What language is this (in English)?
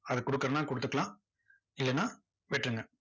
Tamil